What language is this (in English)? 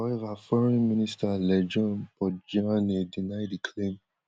Nigerian Pidgin